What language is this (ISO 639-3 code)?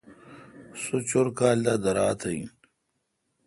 xka